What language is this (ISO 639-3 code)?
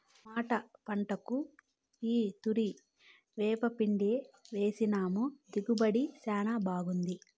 tel